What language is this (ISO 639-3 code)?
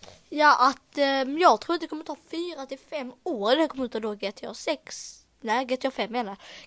swe